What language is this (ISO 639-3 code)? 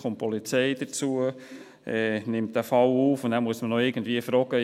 gsw